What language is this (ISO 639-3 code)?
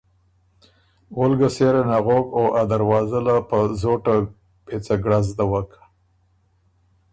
oru